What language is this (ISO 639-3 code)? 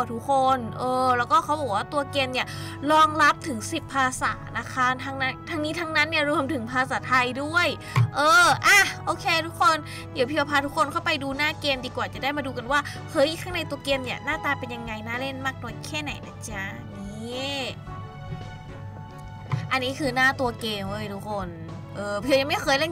tha